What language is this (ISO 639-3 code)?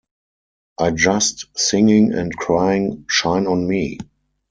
eng